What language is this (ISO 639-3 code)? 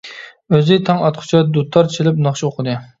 uig